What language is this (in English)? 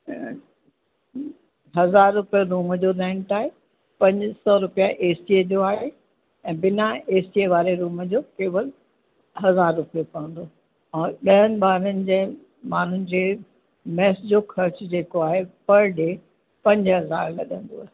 Sindhi